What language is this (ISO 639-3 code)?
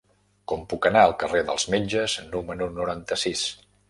cat